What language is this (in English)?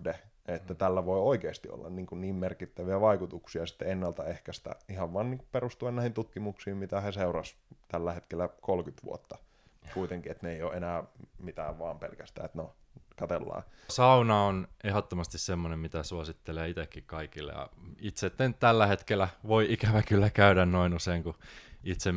Finnish